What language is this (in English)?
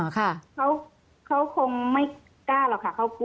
Thai